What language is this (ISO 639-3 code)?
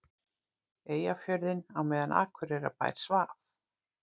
isl